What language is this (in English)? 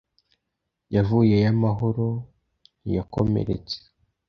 Kinyarwanda